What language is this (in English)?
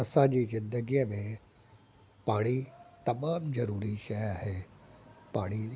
Sindhi